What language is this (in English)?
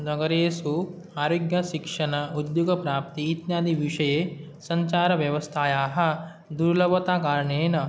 Sanskrit